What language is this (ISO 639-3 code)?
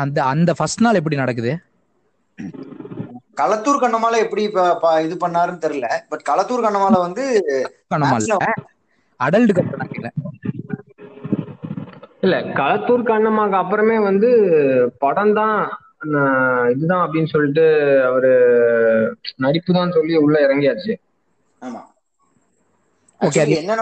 tam